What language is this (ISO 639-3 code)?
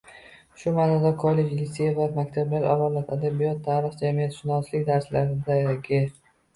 uzb